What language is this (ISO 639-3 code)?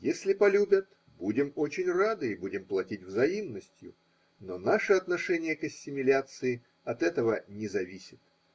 rus